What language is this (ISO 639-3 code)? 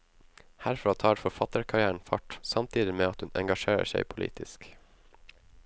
nor